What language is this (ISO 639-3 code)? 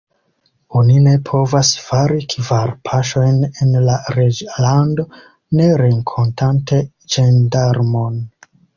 epo